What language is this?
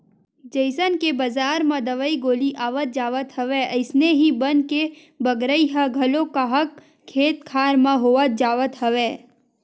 Chhattisgarhi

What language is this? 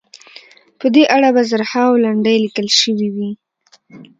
Pashto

